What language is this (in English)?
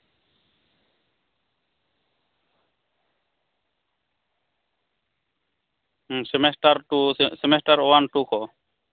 Santali